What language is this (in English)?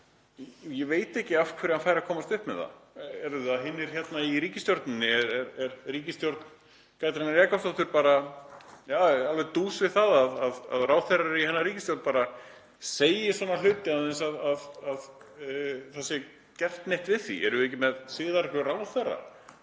Icelandic